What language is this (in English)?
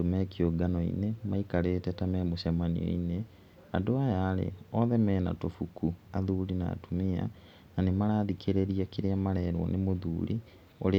Kikuyu